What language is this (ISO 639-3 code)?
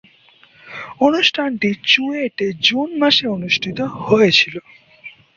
ben